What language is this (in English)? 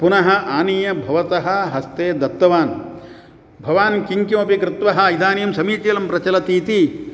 Sanskrit